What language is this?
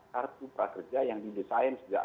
Indonesian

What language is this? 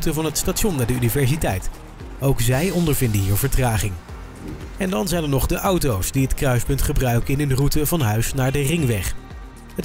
Dutch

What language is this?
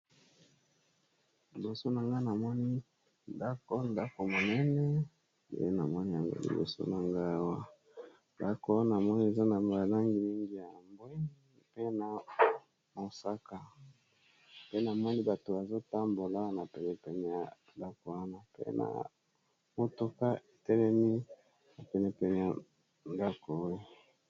Lingala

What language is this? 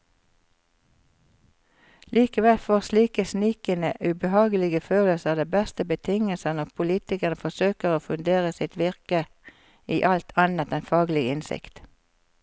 Norwegian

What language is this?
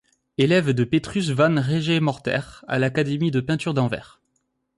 French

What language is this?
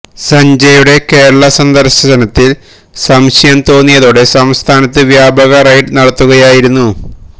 Malayalam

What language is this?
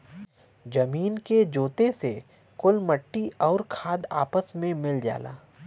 Bhojpuri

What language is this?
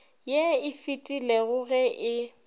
Northern Sotho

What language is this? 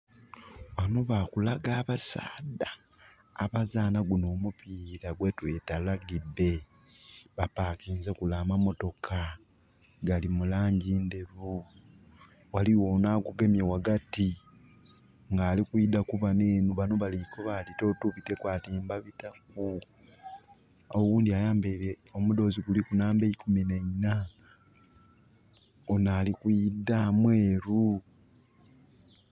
Soga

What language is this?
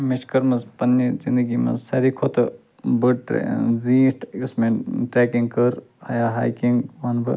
Kashmiri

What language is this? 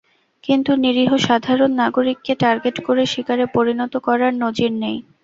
Bangla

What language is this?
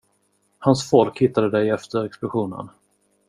Swedish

